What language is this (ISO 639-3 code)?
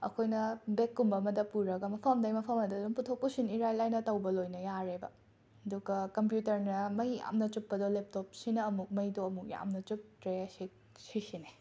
mni